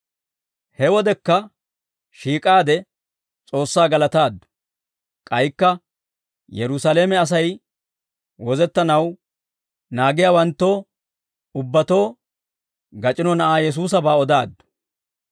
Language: Dawro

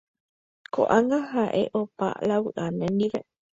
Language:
Guarani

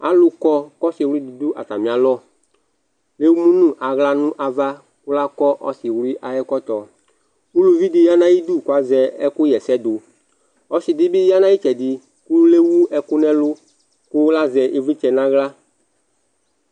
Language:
Ikposo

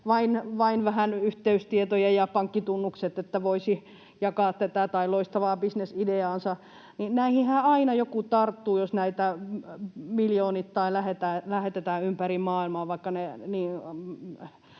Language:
Finnish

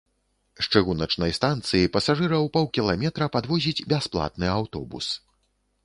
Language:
Belarusian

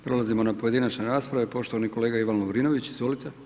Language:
Croatian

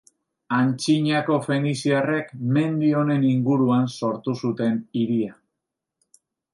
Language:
Basque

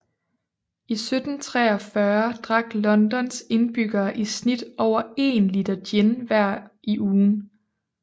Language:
Danish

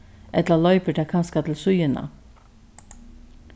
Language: Faroese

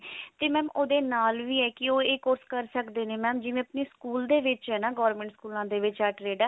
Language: Punjabi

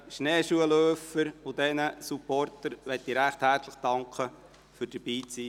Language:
Swiss German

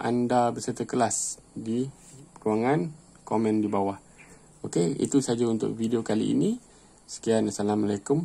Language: Malay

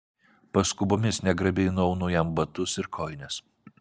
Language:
Lithuanian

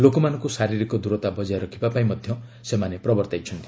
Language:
Odia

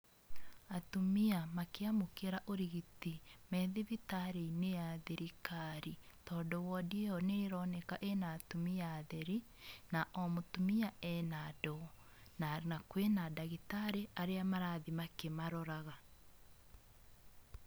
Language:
Kikuyu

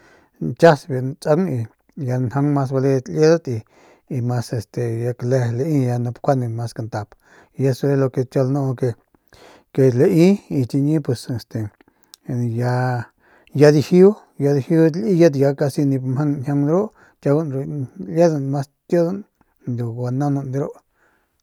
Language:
Northern Pame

